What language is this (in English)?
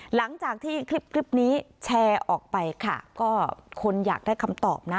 Thai